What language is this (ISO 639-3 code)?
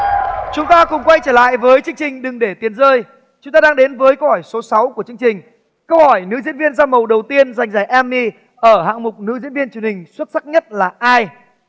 vie